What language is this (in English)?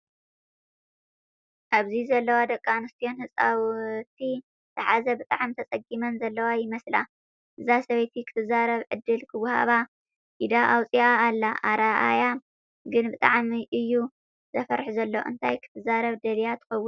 Tigrinya